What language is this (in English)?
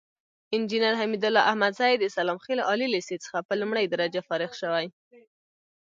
Pashto